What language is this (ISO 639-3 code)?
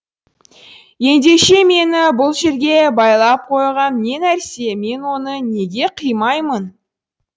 kaz